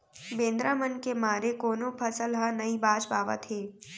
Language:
Chhattisgarhi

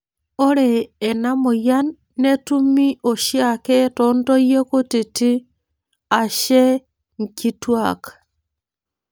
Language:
Masai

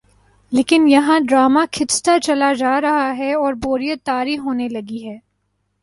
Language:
Urdu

